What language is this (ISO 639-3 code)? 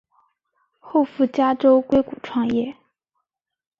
zho